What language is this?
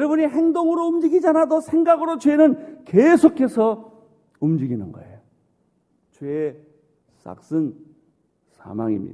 Korean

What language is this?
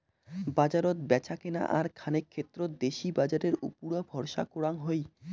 Bangla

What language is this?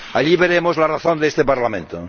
Spanish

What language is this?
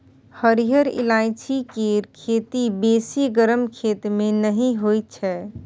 Maithili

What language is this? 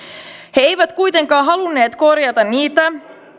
Finnish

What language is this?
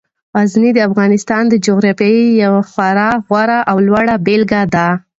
Pashto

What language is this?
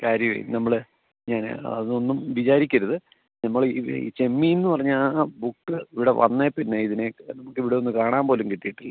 Malayalam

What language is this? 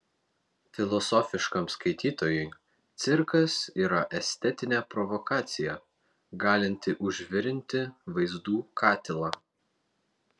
Lithuanian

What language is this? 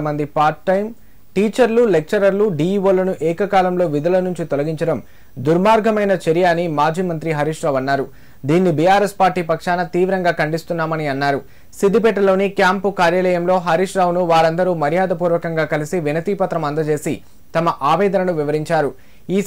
Telugu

